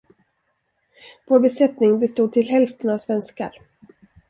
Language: Swedish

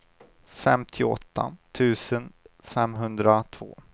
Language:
Swedish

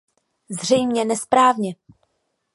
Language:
Czech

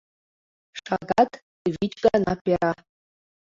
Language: Mari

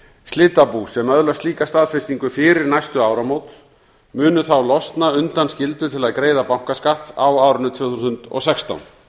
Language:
Icelandic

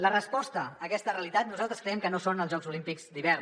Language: Catalan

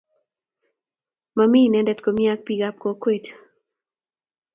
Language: Kalenjin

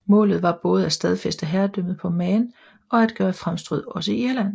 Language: Danish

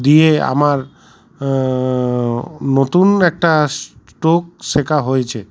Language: Bangla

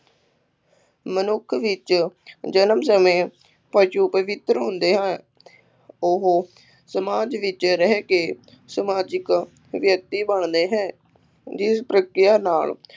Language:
Punjabi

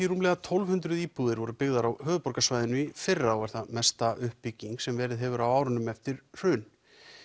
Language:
Icelandic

